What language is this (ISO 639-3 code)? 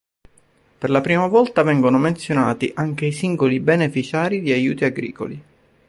ita